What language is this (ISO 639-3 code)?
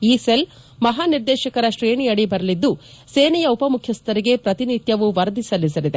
kan